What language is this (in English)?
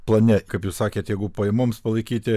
Lithuanian